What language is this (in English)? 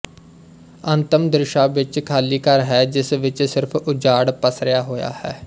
Punjabi